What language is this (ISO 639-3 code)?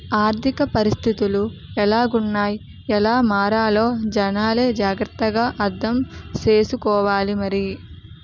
tel